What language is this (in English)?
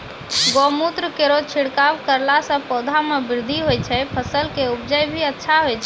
Maithili